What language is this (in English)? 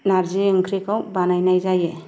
Bodo